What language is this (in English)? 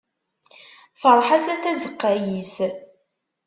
Kabyle